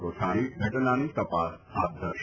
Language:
Gujarati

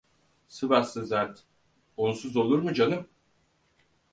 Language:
Turkish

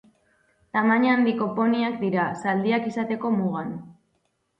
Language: Basque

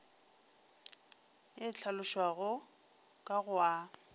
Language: Northern Sotho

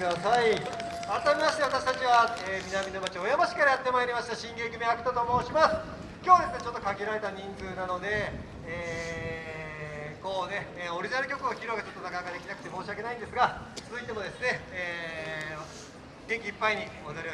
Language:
Japanese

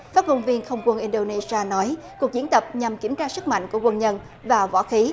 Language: Vietnamese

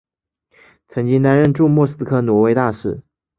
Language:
Chinese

